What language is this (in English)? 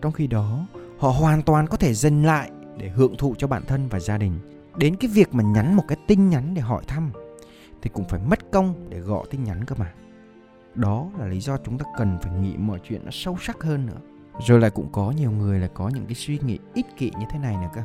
Vietnamese